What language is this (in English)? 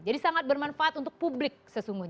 Indonesian